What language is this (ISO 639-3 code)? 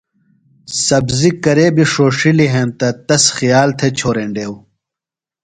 phl